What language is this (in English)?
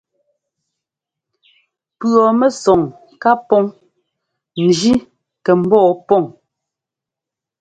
Ngomba